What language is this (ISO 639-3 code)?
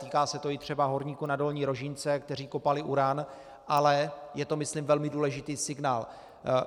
ces